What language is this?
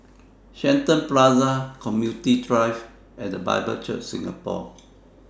English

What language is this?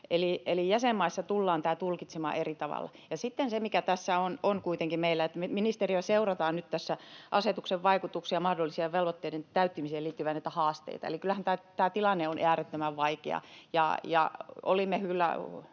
Finnish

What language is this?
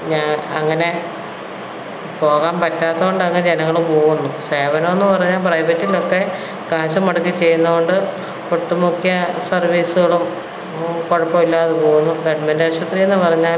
Malayalam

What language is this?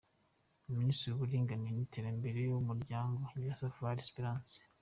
Kinyarwanda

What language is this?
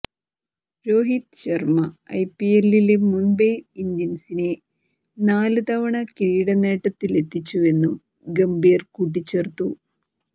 Malayalam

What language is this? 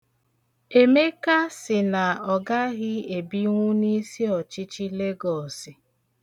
Igbo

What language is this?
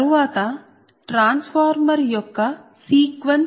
Telugu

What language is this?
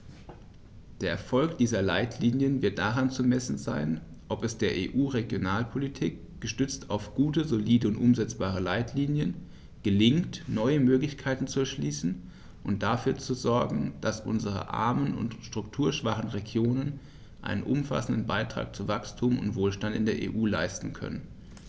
German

